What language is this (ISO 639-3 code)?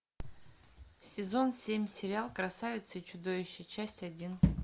rus